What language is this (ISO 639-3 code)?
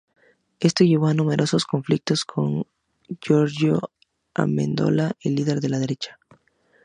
spa